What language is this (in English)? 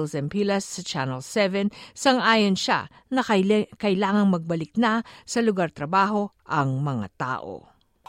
Filipino